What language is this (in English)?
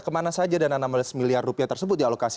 Indonesian